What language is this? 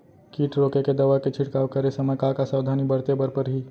Chhattisgarhi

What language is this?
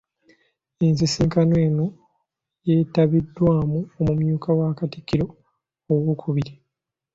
Ganda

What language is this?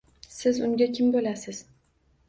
Uzbek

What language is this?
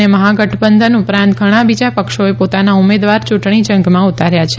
Gujarati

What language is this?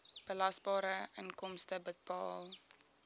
Afrikaans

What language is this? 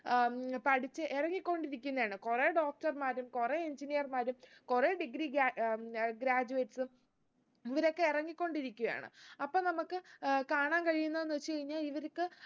Malayalam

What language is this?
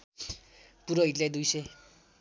Nepali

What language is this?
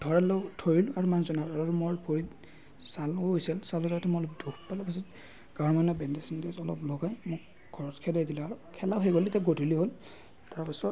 Assamese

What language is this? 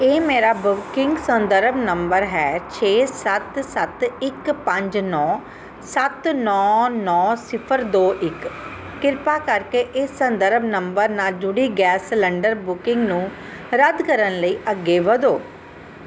Punjabi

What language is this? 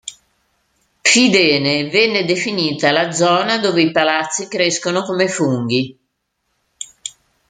Italian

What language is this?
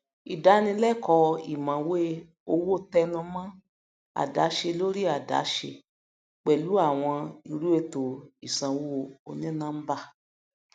Yoruba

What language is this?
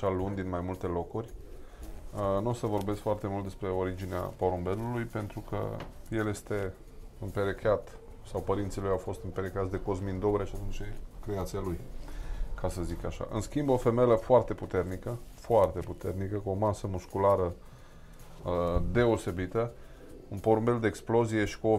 Romanian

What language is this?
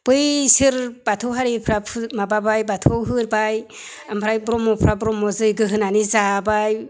Bodo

